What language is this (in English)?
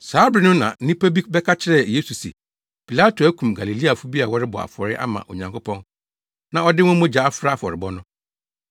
Akan